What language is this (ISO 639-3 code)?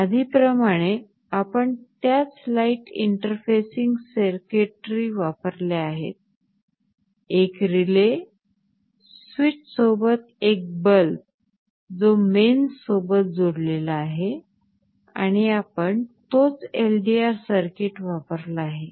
mar